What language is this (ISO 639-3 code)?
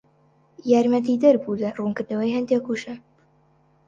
ckb